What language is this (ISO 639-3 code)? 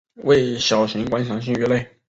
zho